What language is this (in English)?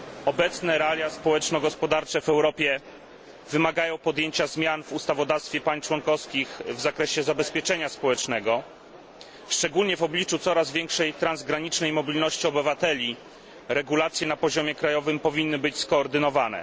Polish